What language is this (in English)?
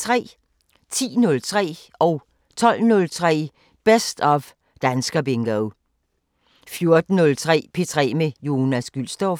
Danish